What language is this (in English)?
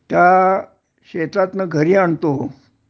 Marathi